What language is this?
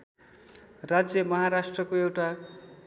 Nepali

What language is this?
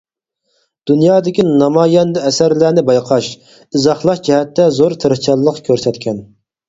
Uyghur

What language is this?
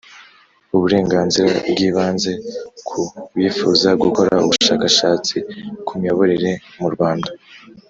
Kinyarwanda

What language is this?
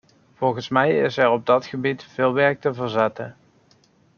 Dutch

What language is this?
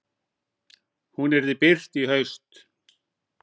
Icelandic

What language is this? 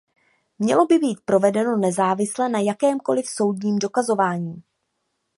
Czech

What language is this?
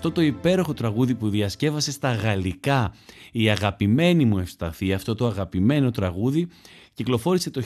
Greek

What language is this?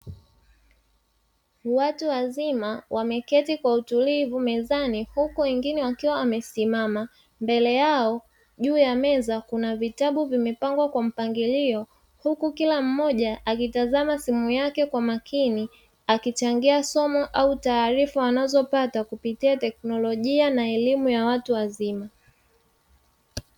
Swahili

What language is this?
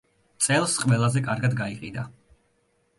Georgian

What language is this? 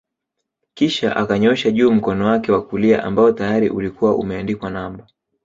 Swahili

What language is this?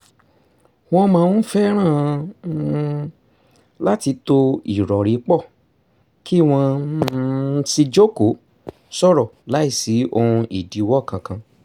Yoruba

